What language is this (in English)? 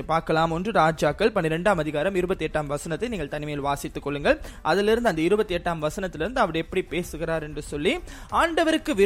Tamil